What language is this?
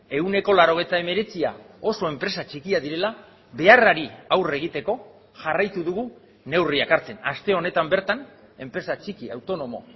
Basque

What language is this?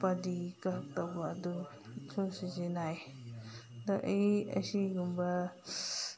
Manipuri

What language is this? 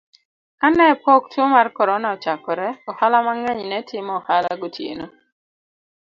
Luo (Kenya and Tanzania)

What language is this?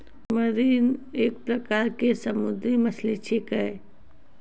Maithili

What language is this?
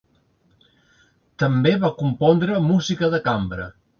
Catalan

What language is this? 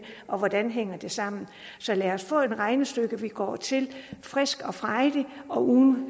Danish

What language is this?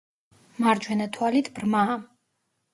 Georgian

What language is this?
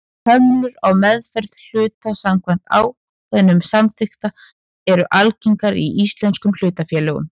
Icelandic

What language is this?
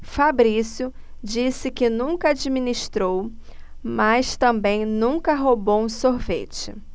Portuguese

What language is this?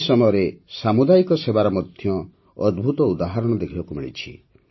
Odia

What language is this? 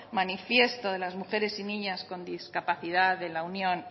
Spanish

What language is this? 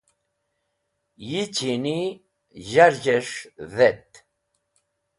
Wakhi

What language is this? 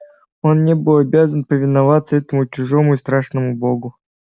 Russian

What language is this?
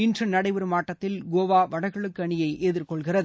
Tamil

